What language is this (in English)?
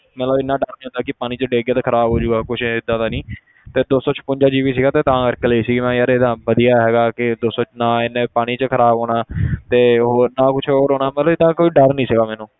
Punjabi